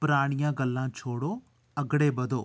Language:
Dogri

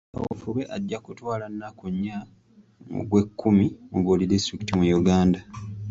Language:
Ganda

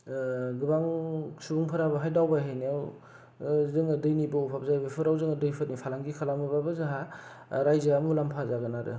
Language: Bodo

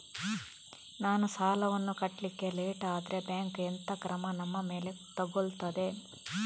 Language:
Kannada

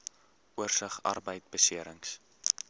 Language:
Afrikaans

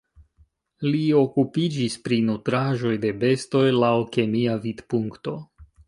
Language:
Esperanto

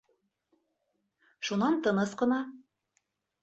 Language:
Bashkir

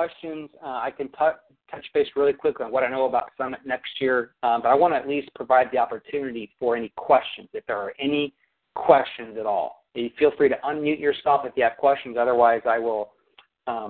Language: English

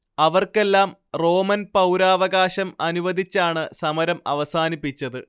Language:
Malayalam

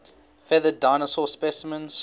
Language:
English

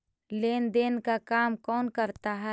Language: Magahi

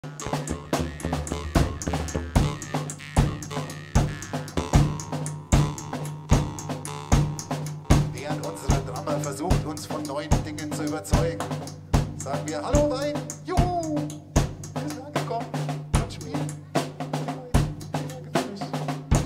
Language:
German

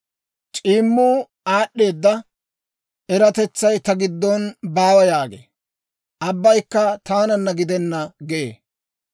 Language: Dawro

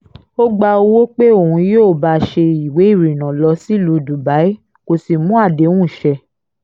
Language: Yoruba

